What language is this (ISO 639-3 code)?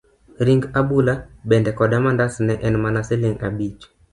luo